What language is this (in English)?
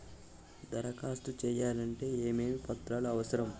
Telugu